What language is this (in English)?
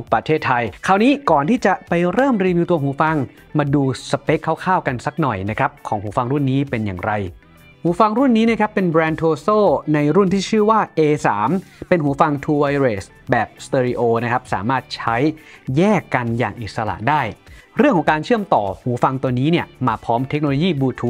Thai